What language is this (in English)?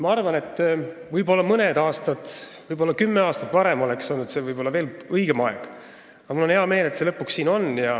Estonian